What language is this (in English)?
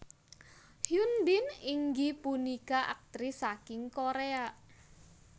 Javanese